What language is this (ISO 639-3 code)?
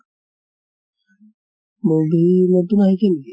asm